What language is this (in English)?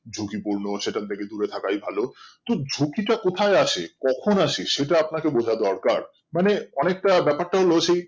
Bangla